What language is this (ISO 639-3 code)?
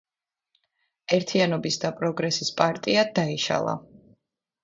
kat